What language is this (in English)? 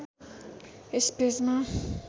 Nepali